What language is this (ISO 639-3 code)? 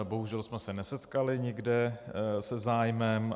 ces